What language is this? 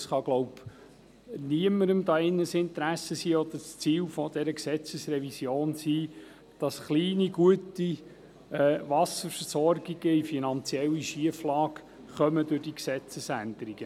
Swiss German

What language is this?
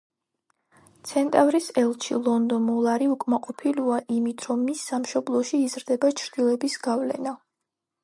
Georgian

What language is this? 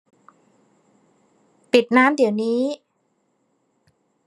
Thai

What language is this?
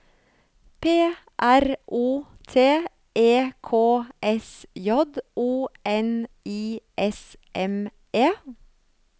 Norwegian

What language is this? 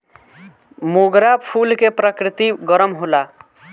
Bhojpuri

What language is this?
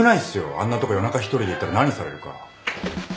Japanese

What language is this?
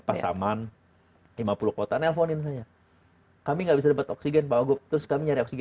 Indonesian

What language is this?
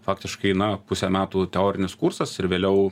Lithuanian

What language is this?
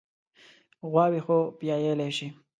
Pashto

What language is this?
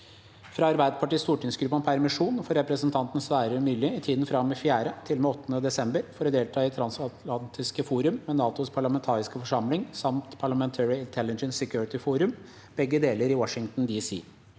Norwegian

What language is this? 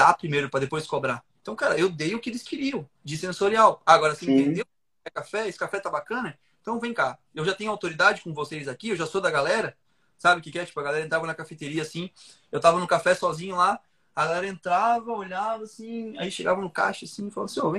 Portuguese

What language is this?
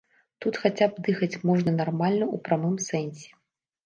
Belarusian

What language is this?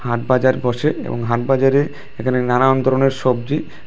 Bangla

